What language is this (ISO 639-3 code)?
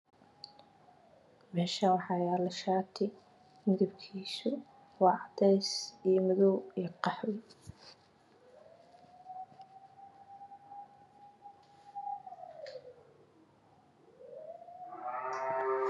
som